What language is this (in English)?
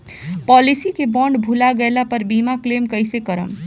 Bhojpuri